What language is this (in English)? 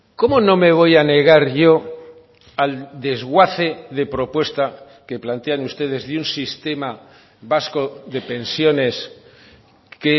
Spanish